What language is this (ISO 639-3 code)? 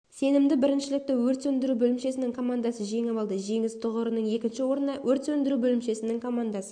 kaz